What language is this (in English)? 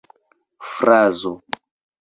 Esperanto